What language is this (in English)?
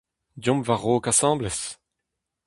Breton